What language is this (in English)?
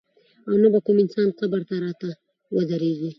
Pashto